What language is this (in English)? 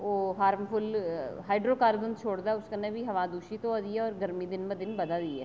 Dogri